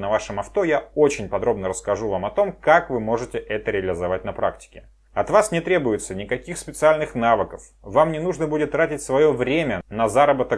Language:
Russian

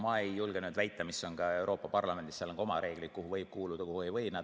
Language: Estonian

